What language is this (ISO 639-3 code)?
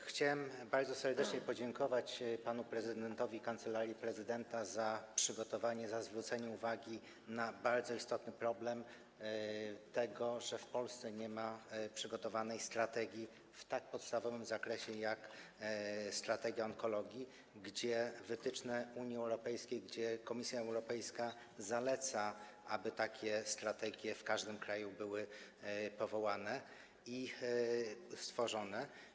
pol